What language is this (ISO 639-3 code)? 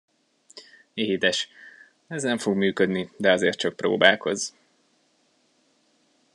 hun